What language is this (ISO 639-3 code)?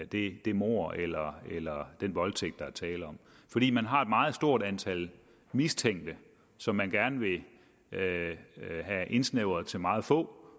dan